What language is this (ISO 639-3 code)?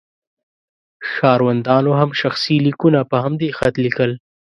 pus